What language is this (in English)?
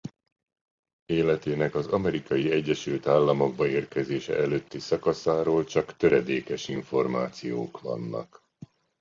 Hungarian